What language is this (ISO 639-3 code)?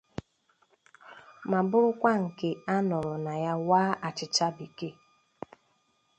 ibo